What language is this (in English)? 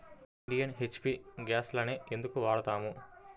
Telugu